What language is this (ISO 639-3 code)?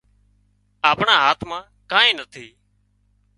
kxp